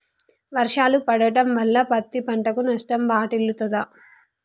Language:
Telugu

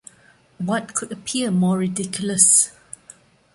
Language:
English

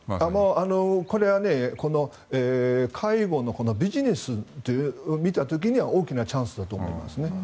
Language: Japanese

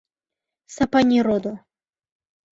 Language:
Mari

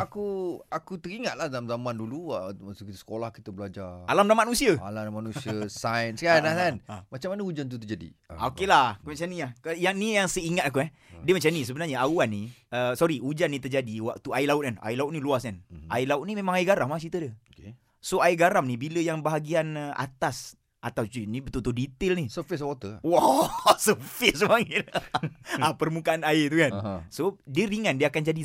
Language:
Malay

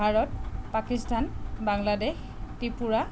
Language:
Assamese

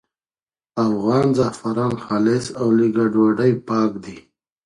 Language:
Pashto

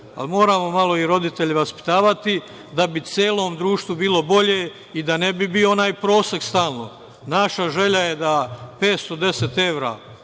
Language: Serbian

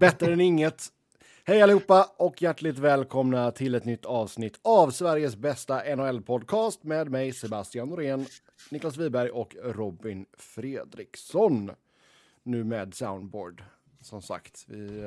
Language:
Swedish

